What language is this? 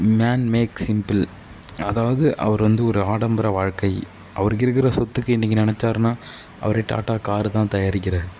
Tamil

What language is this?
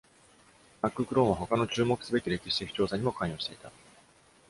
Japanese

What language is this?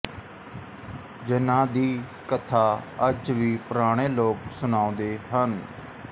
Punjabi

